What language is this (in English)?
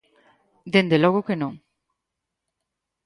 Galician